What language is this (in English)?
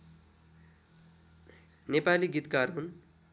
Nepali